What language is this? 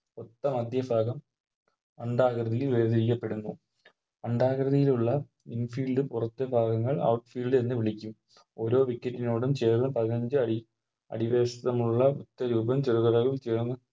Malayalam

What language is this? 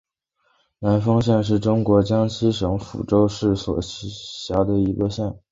Chinese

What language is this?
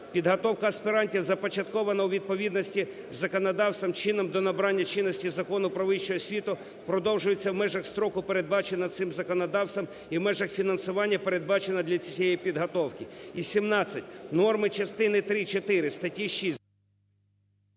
Ukrainian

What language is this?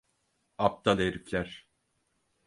Turkish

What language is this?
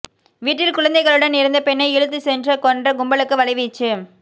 Tamil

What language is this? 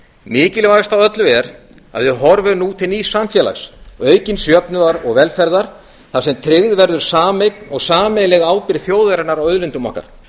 Icelandic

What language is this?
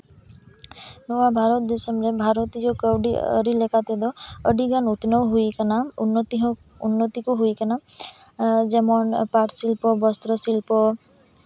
Santali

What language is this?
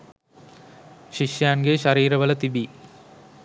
Sinhala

